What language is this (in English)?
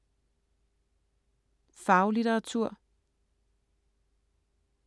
Danish